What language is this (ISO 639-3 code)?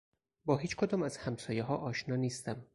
fas